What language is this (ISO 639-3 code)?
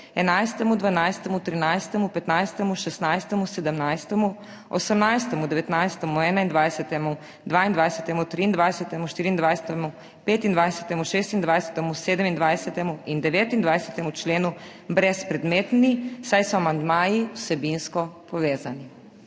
slv